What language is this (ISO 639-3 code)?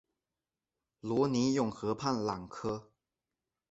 zho